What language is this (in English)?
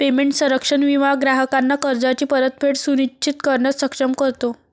Marathi